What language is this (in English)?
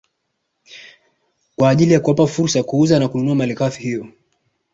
Swahili